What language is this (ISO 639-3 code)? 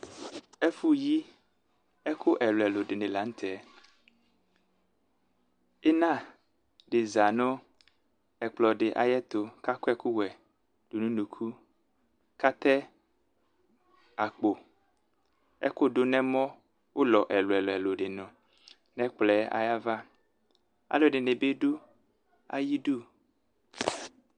kpo